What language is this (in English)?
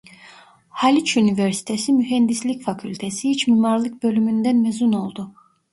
Turkish